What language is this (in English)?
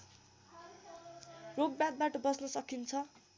Nepali